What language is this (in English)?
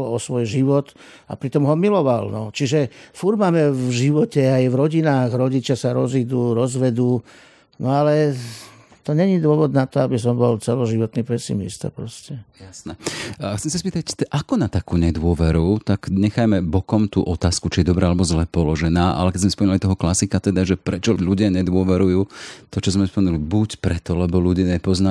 Slovak